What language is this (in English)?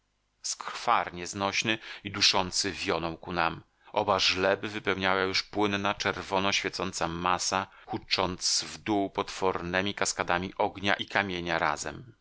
Polish